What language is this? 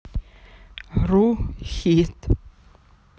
Russian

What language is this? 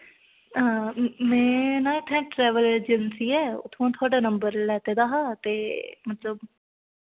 Dogri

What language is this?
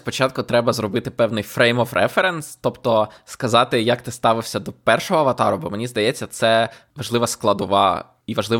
Ukrainian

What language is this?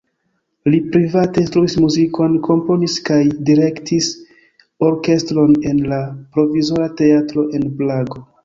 Esperanto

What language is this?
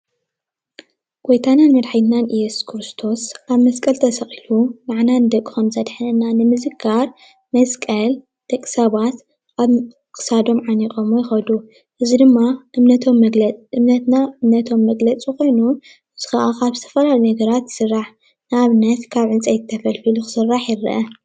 Tigrinya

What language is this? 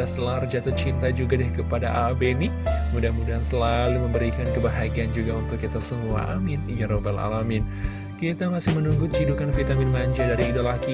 Indonesian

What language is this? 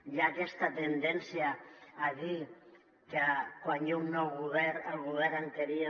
Catalan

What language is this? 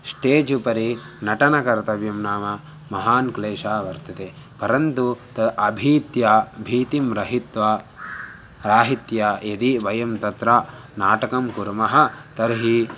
Sanskrit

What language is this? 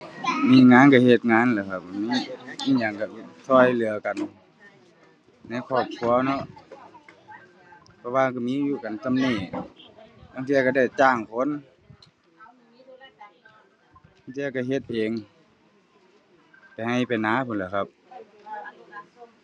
Thai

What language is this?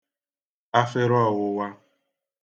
Igbo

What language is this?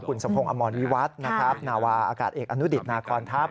Thai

